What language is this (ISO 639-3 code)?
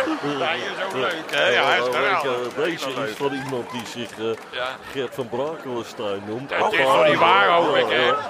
nld